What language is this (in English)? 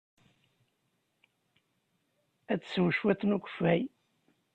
Kabyle